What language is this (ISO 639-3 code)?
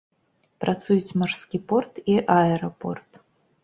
bel